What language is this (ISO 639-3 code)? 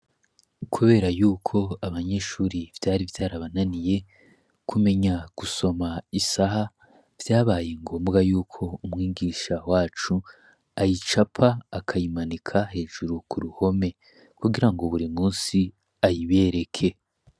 run